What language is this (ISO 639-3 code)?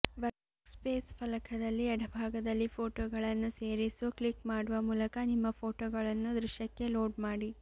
kan